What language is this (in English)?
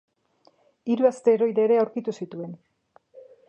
Basque